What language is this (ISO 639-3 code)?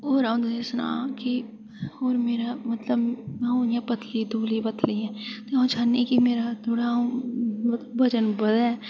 doi